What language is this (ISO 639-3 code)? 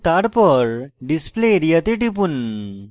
ben